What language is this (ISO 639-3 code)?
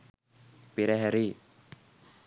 sin